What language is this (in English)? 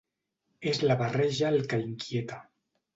Catalan